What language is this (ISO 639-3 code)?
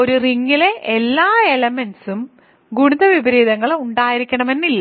mal